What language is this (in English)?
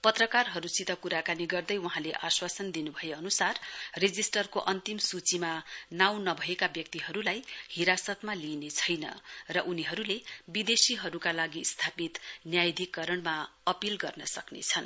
Nepali